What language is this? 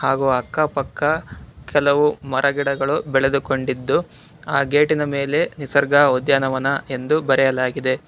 Kannada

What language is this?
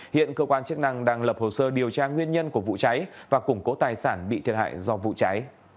Vietnamese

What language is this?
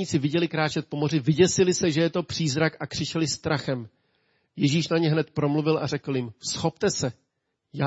Czech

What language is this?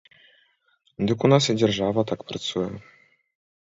Belarusian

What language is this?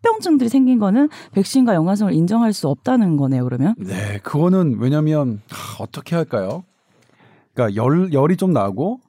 Korean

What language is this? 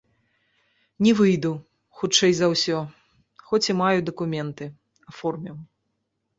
Belarusian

